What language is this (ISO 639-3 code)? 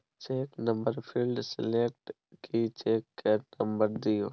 mai